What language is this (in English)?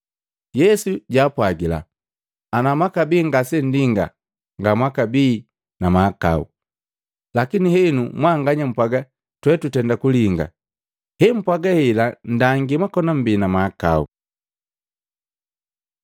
Matengo